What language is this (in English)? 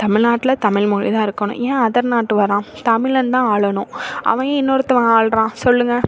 Tamil